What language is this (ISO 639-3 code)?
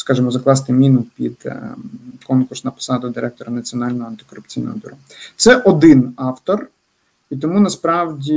ukr